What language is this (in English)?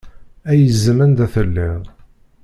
Kabyle